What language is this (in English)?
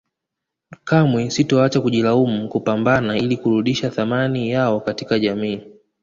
Swahili